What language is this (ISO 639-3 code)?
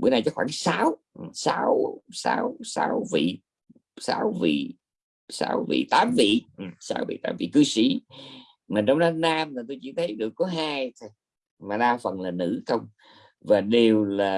vie